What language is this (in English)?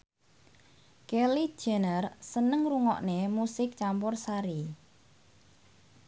Javanese